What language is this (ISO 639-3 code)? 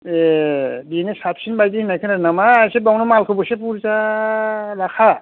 brx